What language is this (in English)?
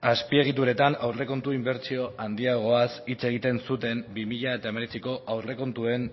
Basque